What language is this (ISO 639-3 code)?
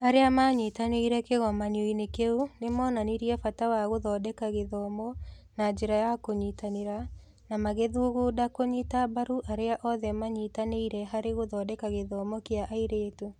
kik